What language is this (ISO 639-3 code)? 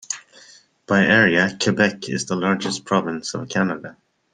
eng